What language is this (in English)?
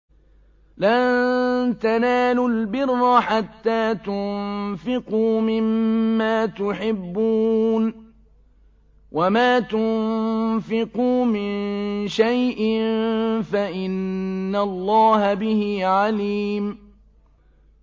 Arabic